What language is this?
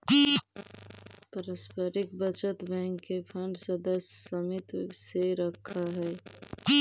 Magahi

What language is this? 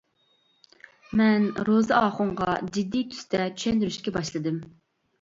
Uyghur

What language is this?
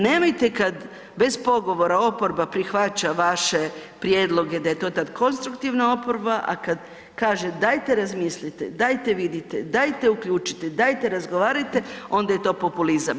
Croatian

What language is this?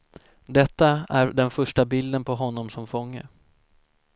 Swedish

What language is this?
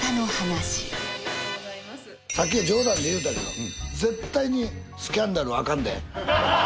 Japanese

